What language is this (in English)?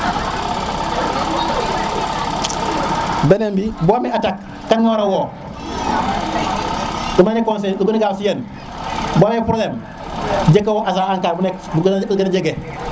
Serer